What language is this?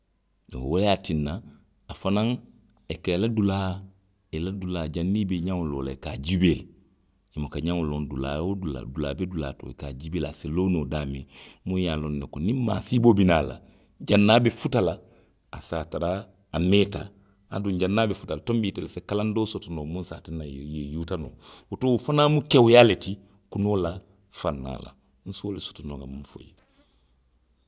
Western Maninkakan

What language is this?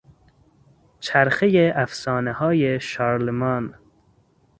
Persian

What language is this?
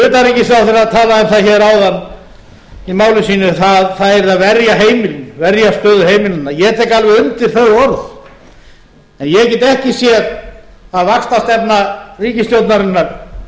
Icelandic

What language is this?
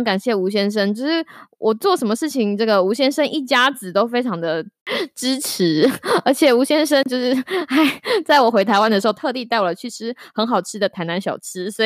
Chinese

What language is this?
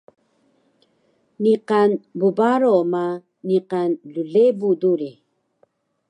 Taroko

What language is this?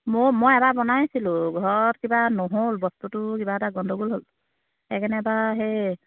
Assamese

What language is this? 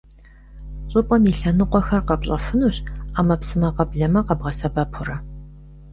Kabardian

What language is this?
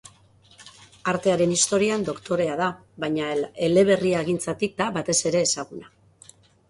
Basque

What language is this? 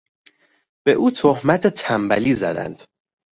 Persian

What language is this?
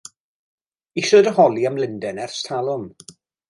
Welsh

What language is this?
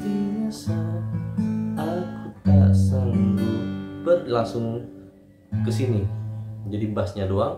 Indonesian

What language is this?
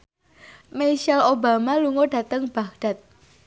Javanese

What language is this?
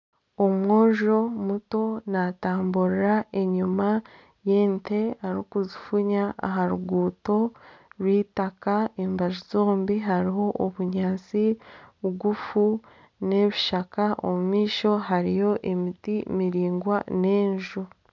Nyankole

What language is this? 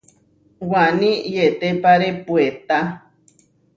Huarijio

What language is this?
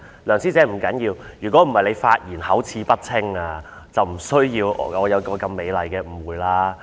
Cantonese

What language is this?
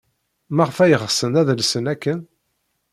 Kabyle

